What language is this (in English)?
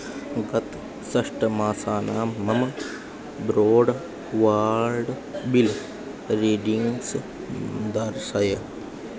Sanskrit